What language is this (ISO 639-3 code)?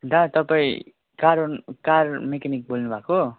nep